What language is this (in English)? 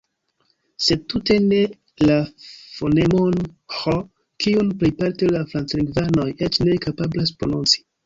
Esperanto